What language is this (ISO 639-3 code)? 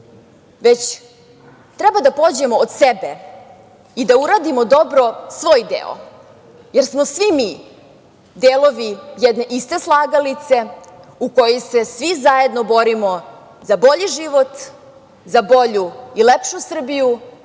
srp